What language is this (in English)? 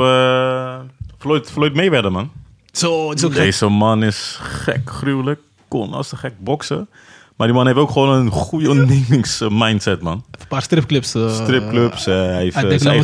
Dutch